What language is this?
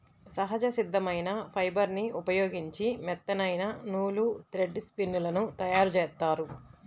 Telugu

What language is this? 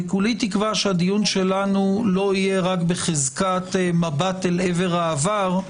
Hebrew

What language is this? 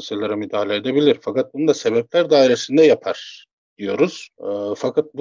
Turkish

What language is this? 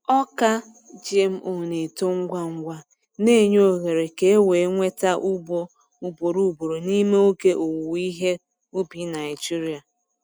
Igbo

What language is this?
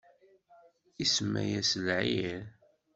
Kabyle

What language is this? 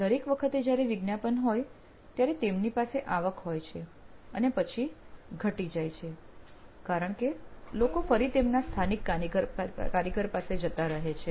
Gujarati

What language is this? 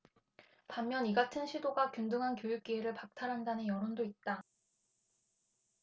Korean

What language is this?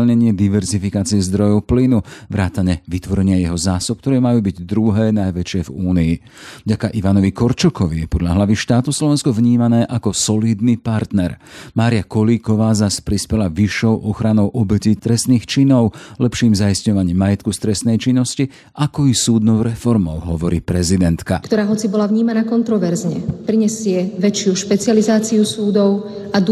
Slovak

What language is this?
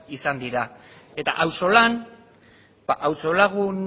Basque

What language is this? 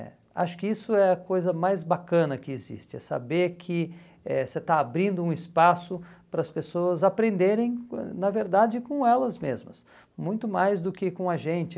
Portuguese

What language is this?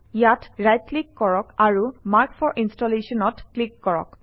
Assamese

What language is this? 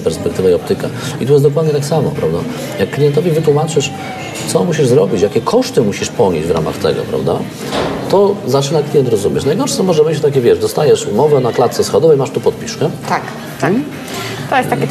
Polish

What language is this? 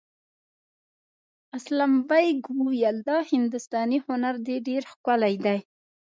Pashto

